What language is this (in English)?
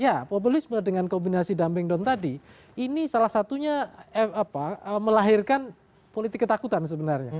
Indonesian